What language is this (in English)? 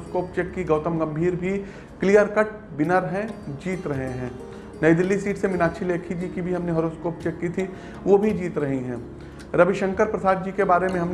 Hindi